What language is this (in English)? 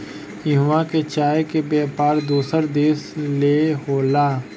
Bhojpuri